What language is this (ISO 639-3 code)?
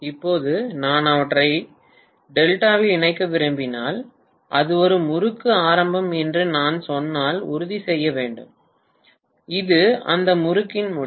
tam